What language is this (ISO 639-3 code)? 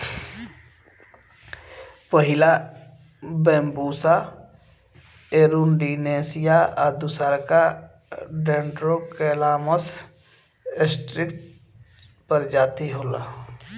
bho